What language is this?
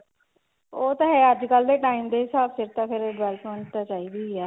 Punjabi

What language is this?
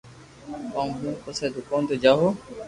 Loarki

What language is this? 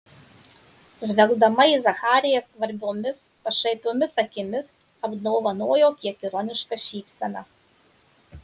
Lithuanian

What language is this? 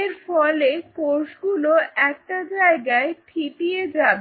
Bangla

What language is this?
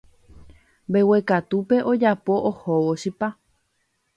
Guarani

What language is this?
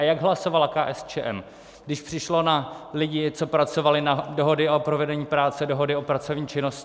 Czech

